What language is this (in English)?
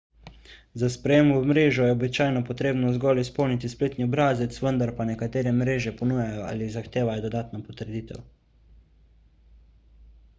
Slovenian